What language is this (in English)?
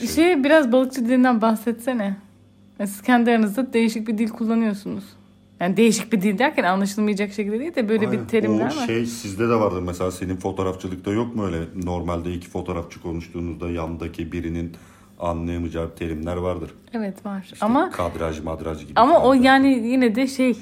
Turkish